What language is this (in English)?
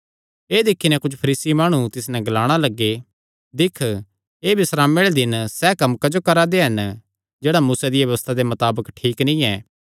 Kangri